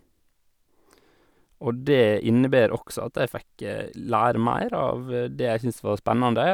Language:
Norwegian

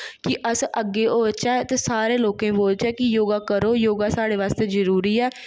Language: Dogri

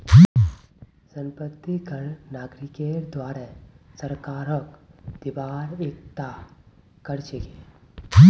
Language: Magahi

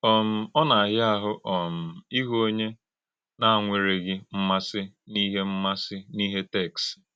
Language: Igbo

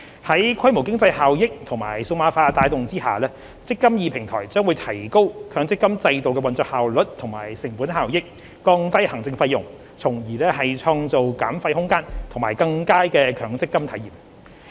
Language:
Cantonese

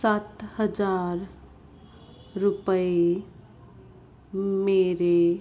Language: Punjabi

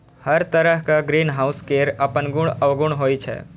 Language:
Maithili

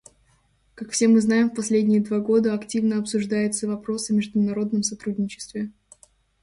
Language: Russian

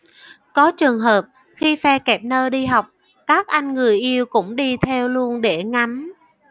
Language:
Vietnamese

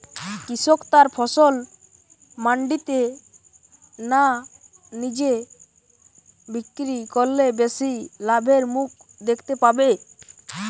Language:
Bangla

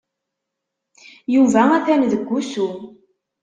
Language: Kabyle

